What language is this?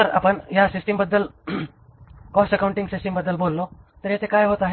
Marathi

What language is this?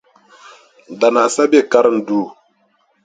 Dagbani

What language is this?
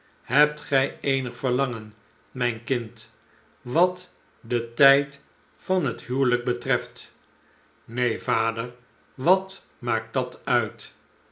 Dutch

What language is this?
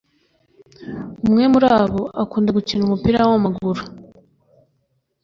Kinyarwanda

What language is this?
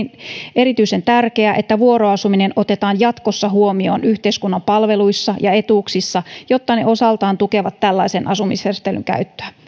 Finnish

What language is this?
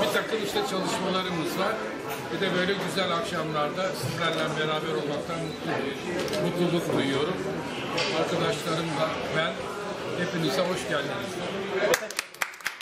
Turkish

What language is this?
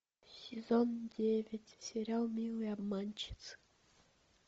Russian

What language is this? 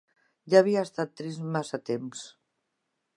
Catalan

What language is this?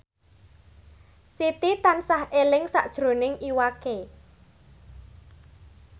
Javanese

